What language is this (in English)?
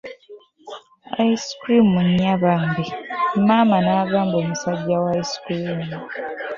Ganda